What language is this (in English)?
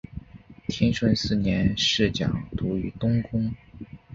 Chinese